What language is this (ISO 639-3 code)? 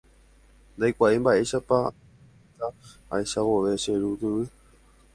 grn